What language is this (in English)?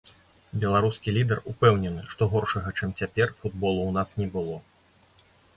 Belarusian